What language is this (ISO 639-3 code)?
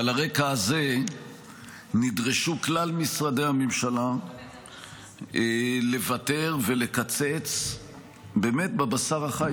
heb